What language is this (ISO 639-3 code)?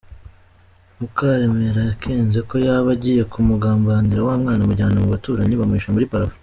kin